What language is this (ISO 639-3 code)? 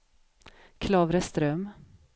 swe